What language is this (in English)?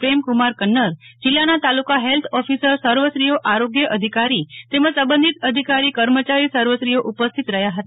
Gujarati